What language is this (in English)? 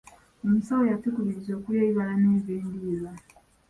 Ganda